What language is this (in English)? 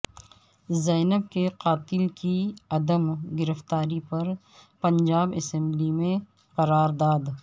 Urdu